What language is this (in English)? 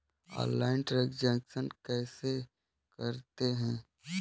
Hindi